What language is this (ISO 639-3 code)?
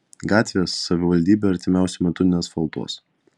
lit